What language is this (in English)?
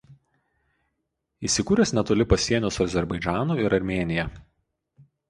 Lithuanian